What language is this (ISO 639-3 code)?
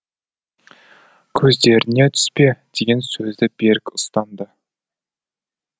kaz